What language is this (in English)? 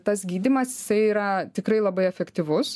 Lithuanian